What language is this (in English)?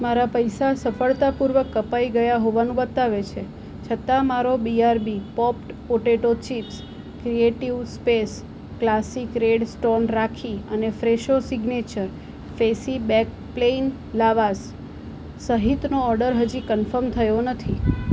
Gujarati